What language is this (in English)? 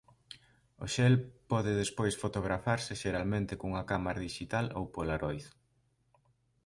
Galician